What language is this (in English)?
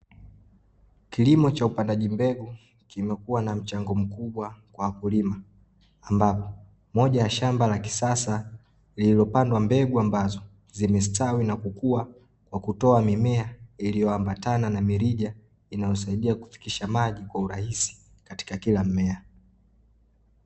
Swahili